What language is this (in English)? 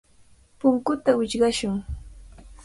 Cajatambo North Lima Quechua